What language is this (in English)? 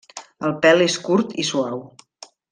Catalan